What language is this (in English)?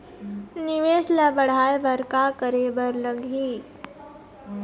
Chhattisgarhi